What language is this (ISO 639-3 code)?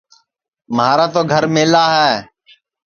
ssi